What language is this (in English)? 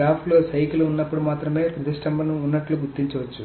Telugu